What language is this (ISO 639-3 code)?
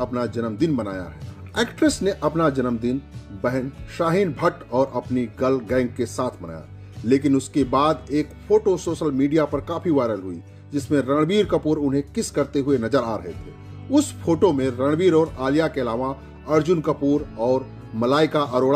hin